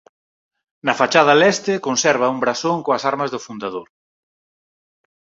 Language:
Galician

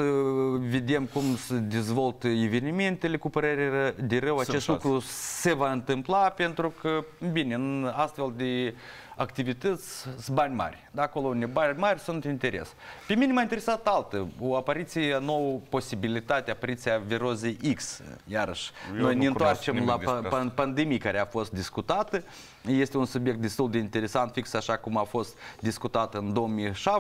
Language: Romanian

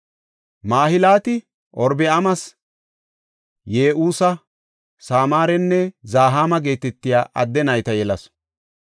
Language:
Gofa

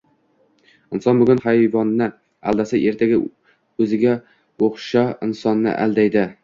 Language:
Uzbek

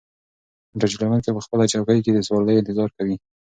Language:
Pashto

